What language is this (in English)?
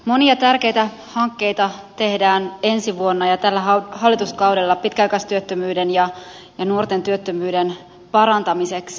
Finnish